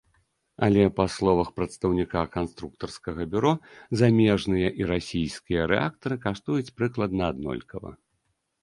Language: Belarusian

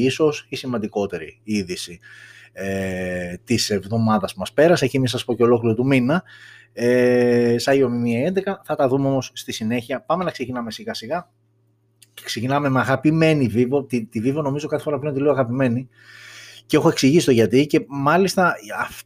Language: Greek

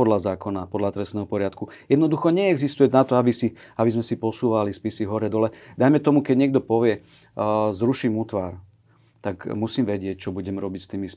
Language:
Slovak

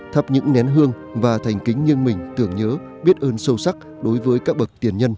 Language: Vietnamese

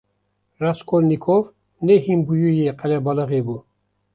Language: Kurdish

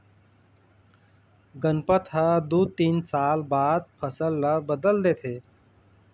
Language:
Chhattisgarhi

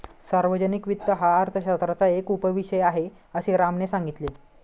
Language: Marathi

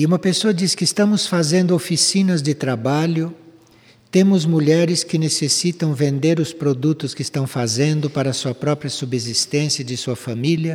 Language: Portuguese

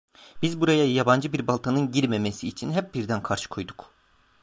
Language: Turkish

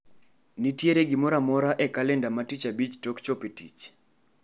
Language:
Luo (Kenya and Tanzania)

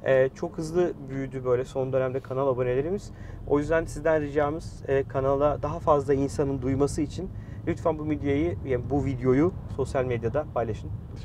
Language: Turkish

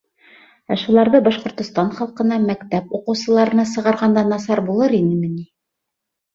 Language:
Bashkir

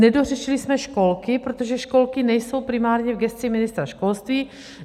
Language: Czech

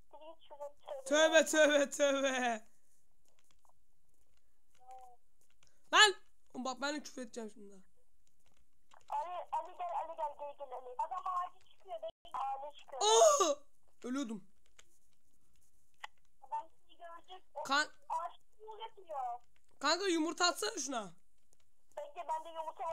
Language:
Turkish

